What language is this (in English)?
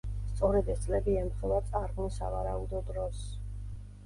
Georgian